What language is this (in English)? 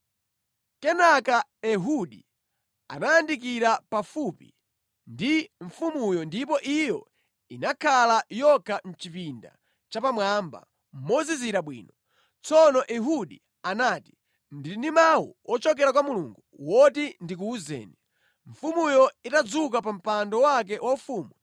Nyanja